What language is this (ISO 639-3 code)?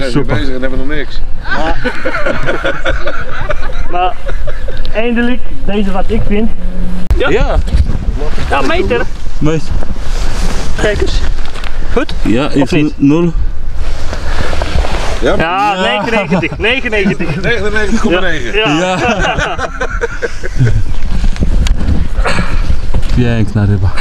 pol